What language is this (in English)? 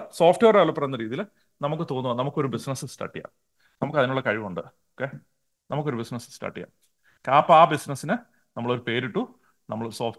Malayalam